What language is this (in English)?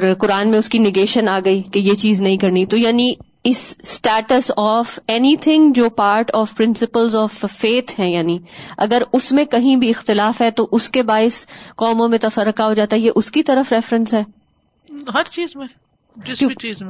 Urdu